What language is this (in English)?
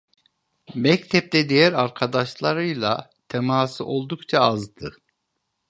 Turkish